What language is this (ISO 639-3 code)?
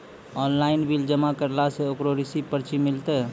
mai